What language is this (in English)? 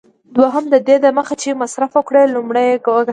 Pashto